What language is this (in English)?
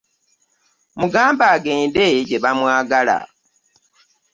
Ganda